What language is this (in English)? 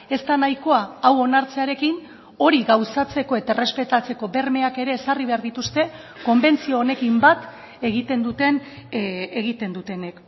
Basque